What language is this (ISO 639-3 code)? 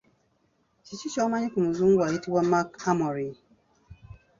lug